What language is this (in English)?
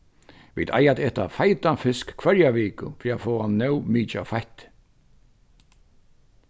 Faroese